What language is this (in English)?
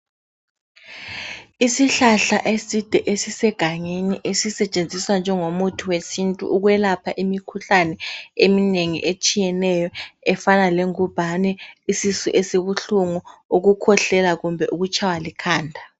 North Ndebele